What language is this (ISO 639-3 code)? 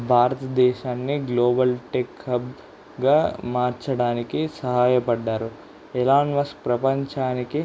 tel